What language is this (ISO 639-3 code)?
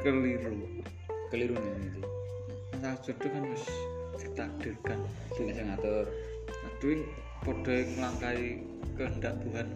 ind